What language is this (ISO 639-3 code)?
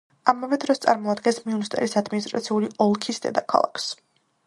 kat